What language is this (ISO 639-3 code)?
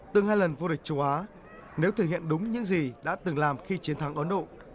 vie